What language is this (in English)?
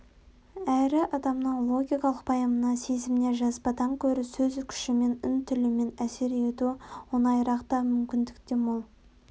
Kazakh